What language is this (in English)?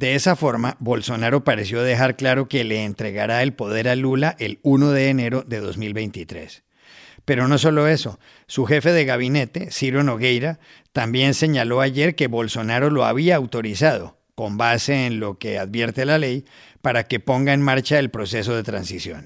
Spanish